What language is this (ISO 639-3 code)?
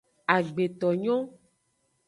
ajg